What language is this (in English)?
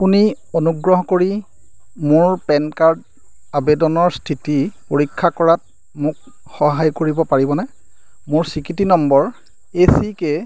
Assamese